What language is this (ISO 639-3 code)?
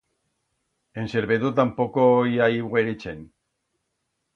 arg